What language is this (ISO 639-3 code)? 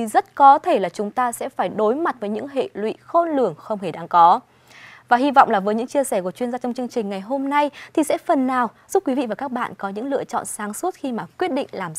vie